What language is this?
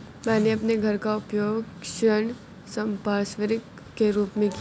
Hindi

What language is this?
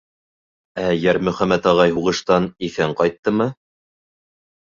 Bashkir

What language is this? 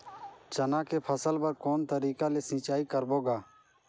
Chhattisgarhi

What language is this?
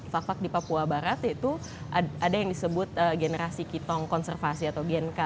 Indonesian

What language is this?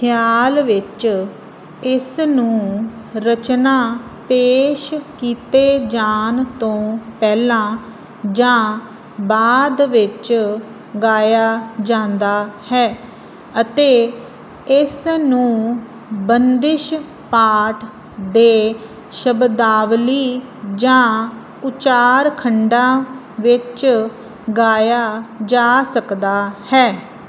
Punjabi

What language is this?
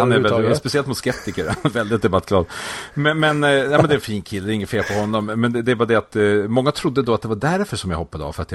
Swedish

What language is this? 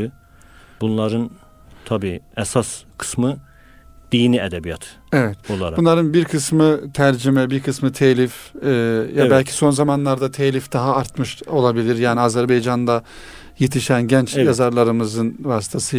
Turkish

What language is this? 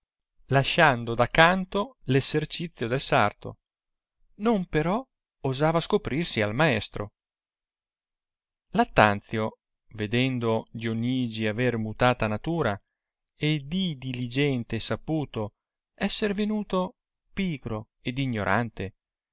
Italian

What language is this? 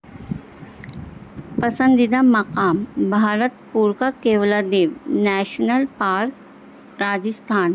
Urdu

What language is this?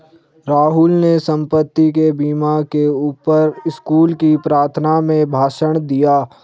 Hindi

